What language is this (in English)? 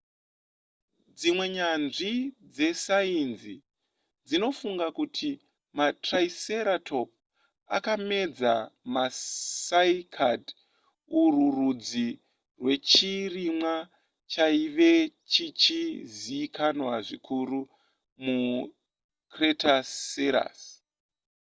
Shona